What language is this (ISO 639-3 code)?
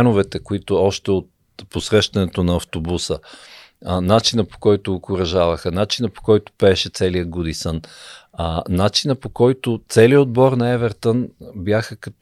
bul